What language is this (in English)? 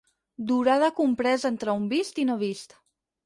Catalan